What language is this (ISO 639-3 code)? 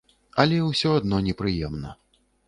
bel